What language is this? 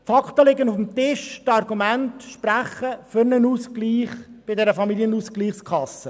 Swiss German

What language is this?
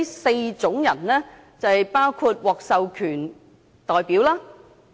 Cantonese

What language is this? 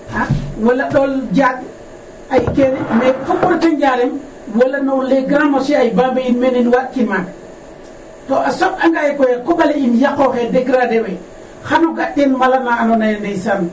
Serer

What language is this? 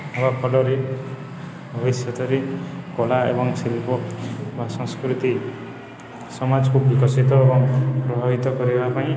Odia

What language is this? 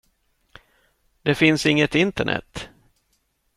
Swedish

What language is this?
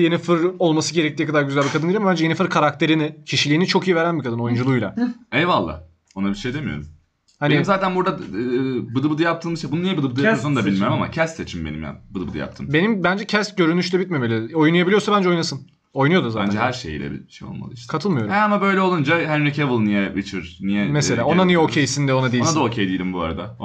Turkish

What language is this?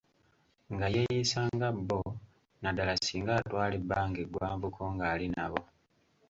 Ganda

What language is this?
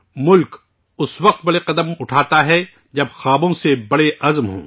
Urdu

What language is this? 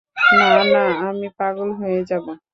Bangla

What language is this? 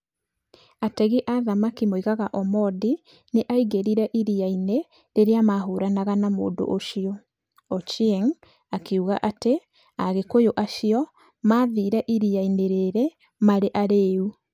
Kikuyu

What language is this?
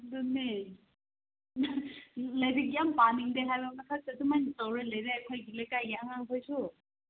Manipuri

